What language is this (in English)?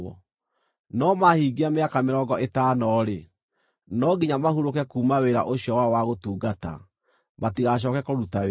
Kikuyu